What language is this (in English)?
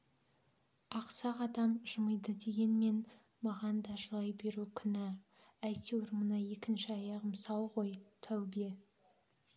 Kazakh